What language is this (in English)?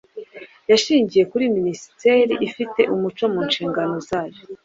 Kinyarwanda